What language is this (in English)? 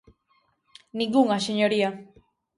Galician